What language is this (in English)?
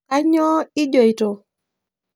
Masai